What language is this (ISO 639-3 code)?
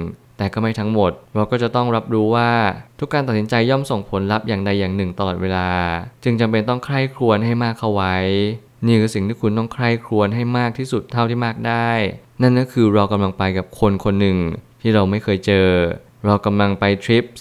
tha